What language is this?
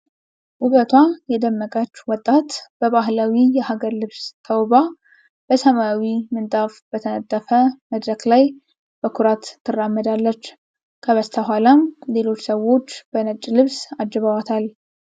Amharic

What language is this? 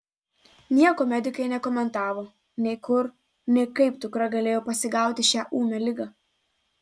Lithuanian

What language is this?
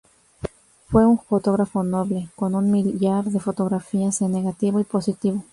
Spanish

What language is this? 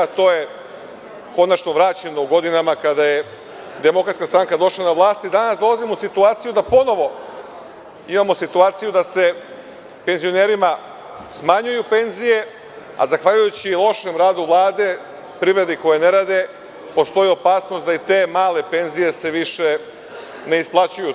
Serbian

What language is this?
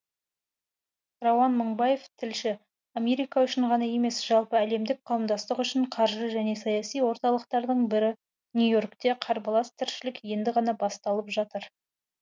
Kazakh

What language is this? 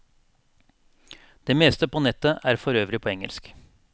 Norwegian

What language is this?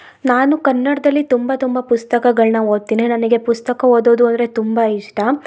Kannada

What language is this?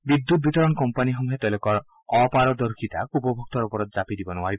Assamese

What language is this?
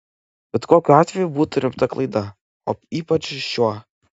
Lithuanian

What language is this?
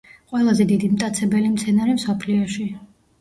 Georgian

